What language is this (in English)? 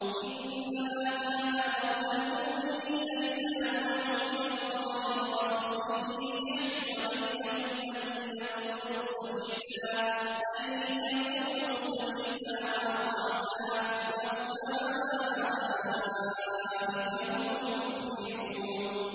Arabic